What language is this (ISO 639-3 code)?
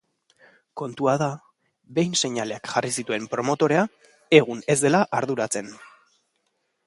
eus